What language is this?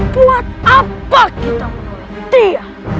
Indonesian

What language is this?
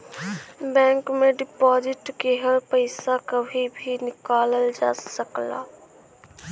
Bhojpuri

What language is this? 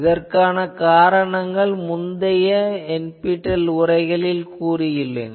Tamil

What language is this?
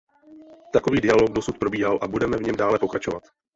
Czech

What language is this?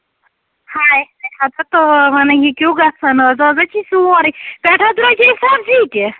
Kashmiri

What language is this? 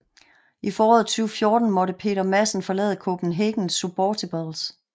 Danish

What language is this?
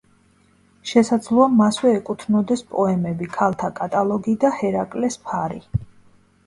Georgian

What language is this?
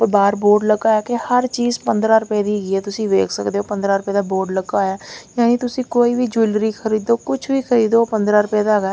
Punjabi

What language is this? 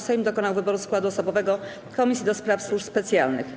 Polish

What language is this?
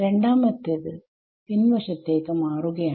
Malayalam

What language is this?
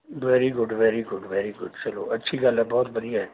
Punjabi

